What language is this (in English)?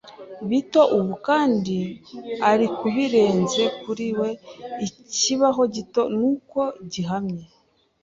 Kinyarwanda